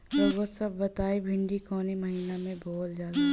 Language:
Bhojpuri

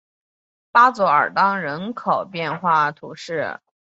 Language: Chinese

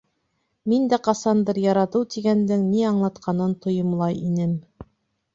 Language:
Bashkir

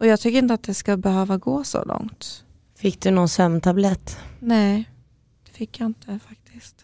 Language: Swedish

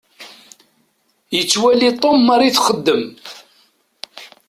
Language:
Kabyle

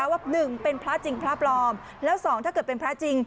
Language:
Thai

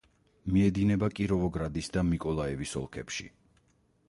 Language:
Georgian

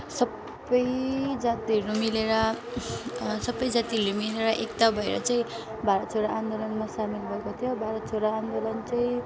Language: Nepali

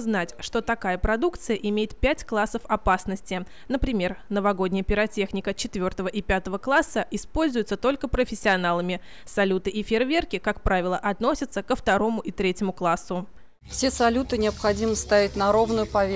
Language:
Russian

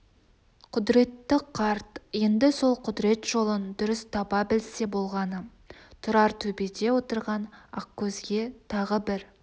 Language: Kazakh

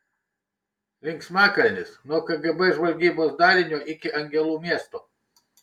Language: Lithuanian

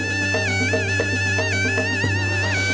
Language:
Indonesian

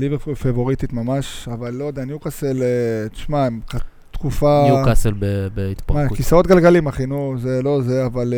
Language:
Hebrew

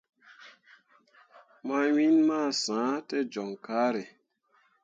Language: Mundang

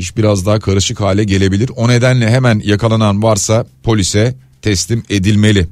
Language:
Turkish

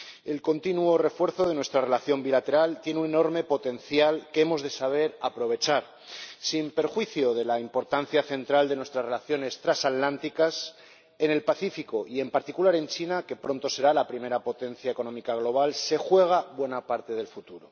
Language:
Spanish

